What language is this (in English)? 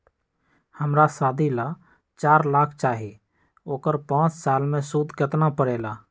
Magahi